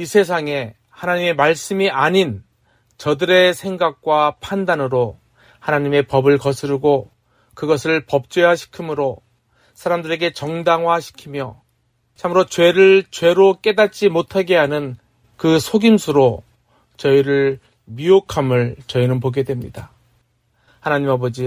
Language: Korean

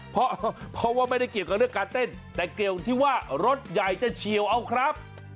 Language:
Thai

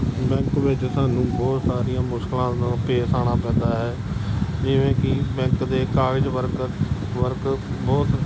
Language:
Punjabi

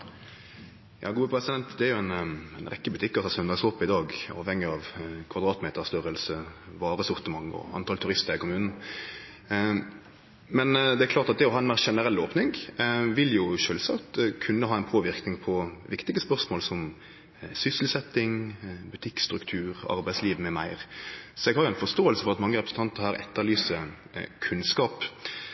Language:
Norwegian Nynorsk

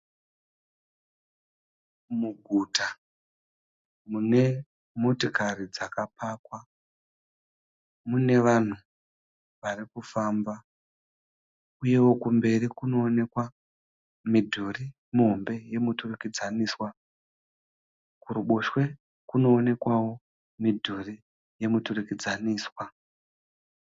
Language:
Shona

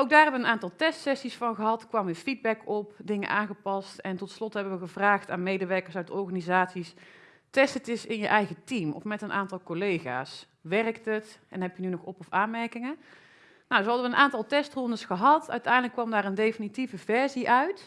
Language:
Dutch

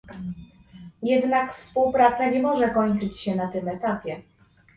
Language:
Polish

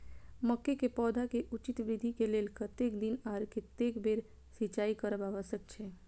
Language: Maithili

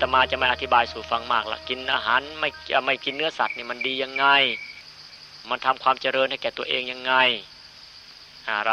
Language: Thai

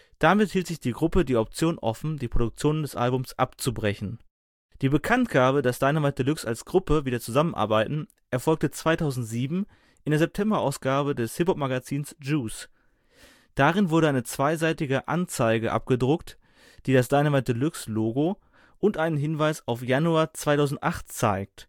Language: German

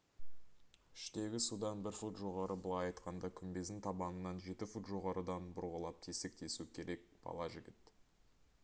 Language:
Kazakh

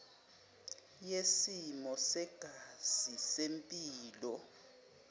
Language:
Zulu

